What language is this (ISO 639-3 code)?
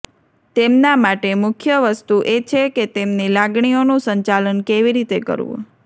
guj